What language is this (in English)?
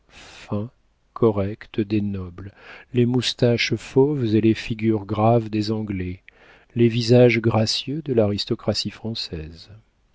French